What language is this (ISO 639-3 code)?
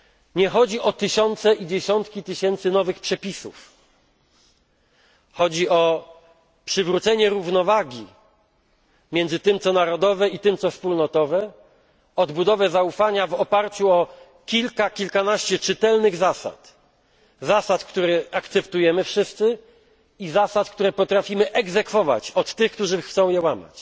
pol